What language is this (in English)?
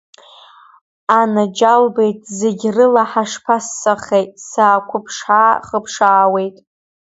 Abkhazian